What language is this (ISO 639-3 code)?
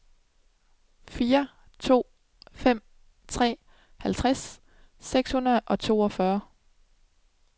dan